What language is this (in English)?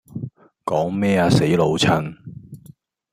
Cantonese